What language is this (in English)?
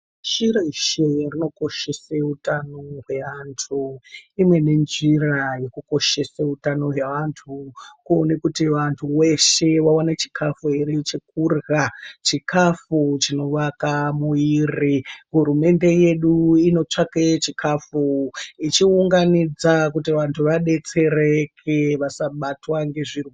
Ndau